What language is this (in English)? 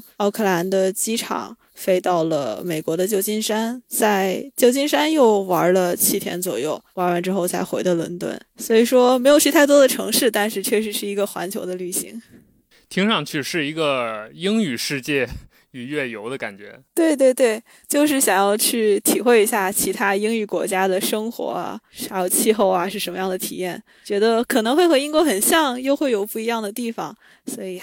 Chinese